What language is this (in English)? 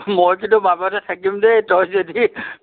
Assamese